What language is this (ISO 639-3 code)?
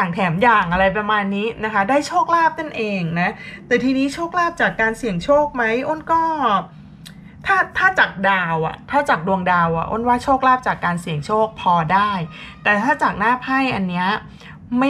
tha